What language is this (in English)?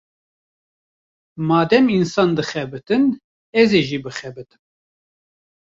Kurdish